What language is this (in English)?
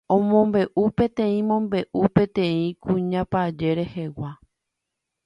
Guarani